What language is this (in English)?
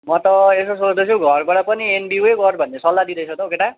Nepali